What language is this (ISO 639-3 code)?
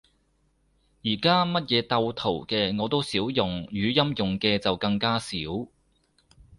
yue